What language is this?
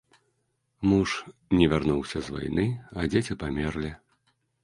Belarusian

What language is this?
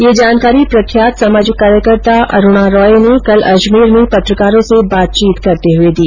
Hindi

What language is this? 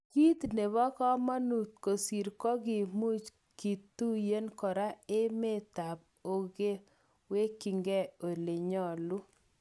Kalenjin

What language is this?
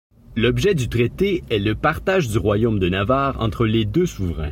French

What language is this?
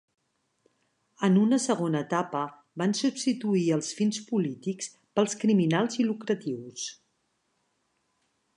Catalan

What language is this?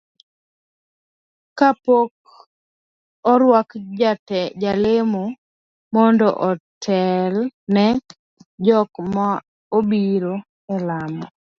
Luo (Kenya and Tanzania)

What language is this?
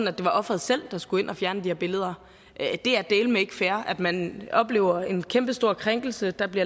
Danish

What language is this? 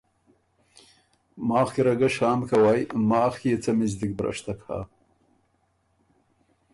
Ormuri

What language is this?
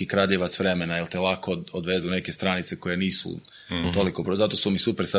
Croatian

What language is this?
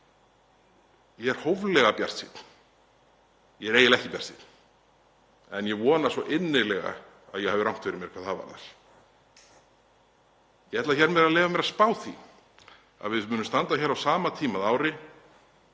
Icelandic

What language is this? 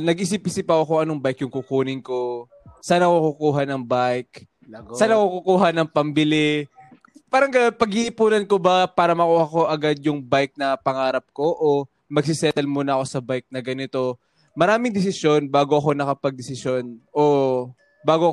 Filipino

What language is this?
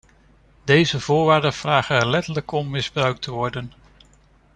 Dutch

